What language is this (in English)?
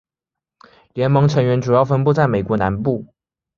Chinese